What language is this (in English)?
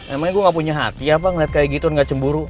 Indonesian